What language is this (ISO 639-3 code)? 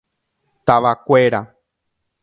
grn